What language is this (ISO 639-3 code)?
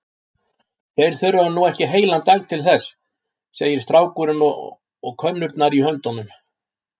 isl